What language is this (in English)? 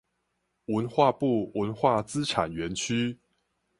Chinese